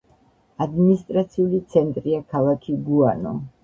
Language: Georgian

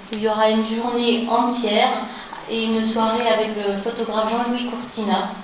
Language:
French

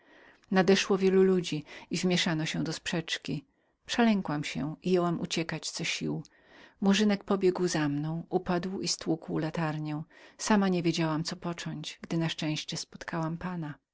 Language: Polish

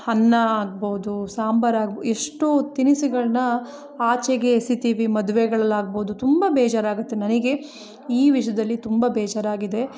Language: Kannada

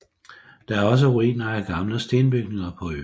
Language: Danish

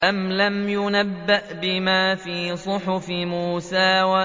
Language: Arabic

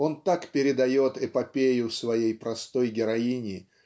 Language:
Russian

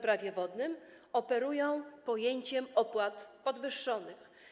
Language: Polish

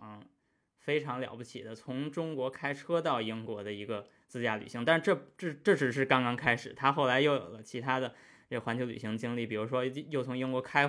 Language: Chinese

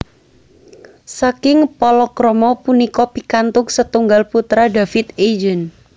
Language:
Javanese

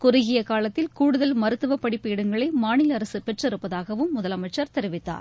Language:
Tamil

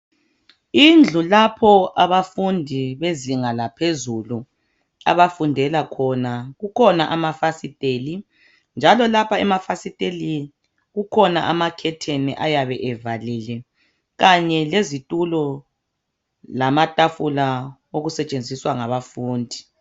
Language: North Ndebele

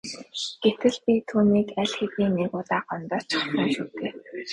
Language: Mongolian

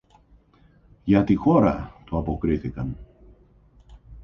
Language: Greek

